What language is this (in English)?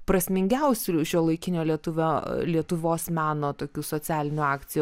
Lithuanian